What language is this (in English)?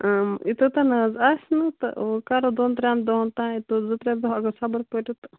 Kashmiri